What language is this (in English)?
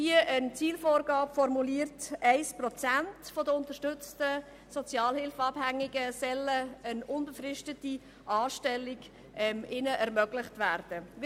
Swiss German